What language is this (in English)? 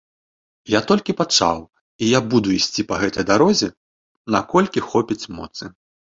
Belarusian